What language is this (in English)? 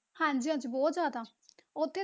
Punjabi